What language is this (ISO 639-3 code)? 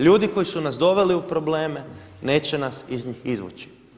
hrv